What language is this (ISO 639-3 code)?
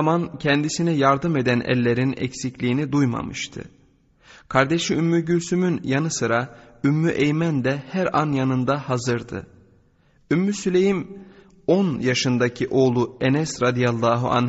tur